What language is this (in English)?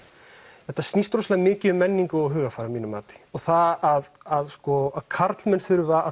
Icelandic